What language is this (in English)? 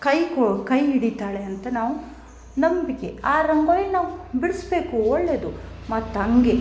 Kannada